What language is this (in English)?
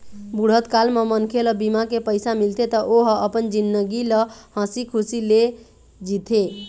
Chhattisgarhi